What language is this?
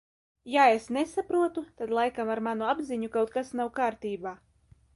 Latvian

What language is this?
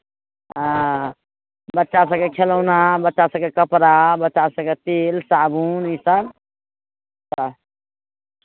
Maithili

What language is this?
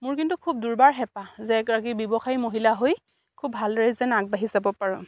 Assamese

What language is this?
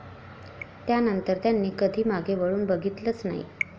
Marathi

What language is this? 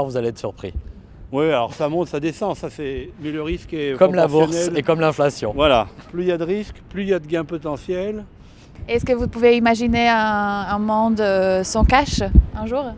French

